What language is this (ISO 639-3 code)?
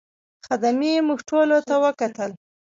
pus